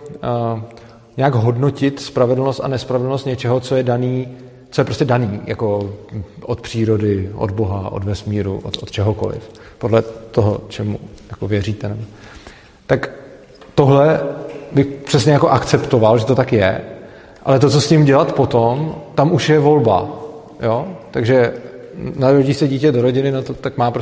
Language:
Czech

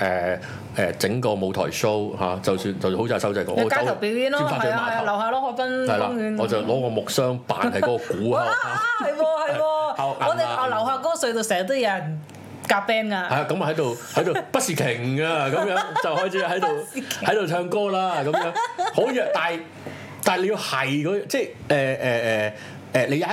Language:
Chinese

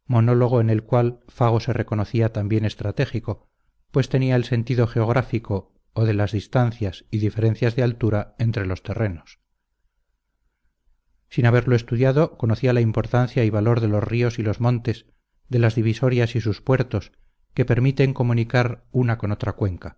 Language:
Spanish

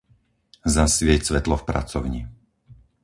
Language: Slovak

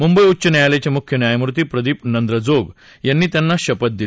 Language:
Marathi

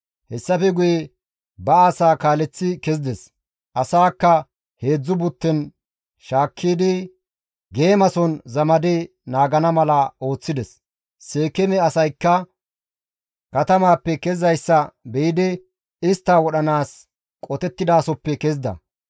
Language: Gamo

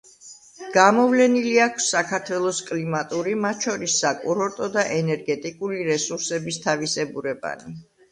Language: Georgian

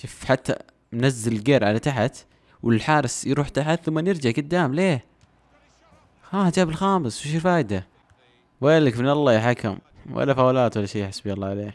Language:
Arabic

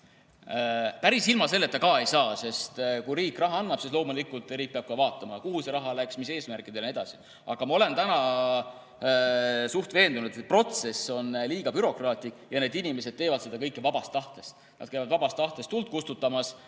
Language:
Estonian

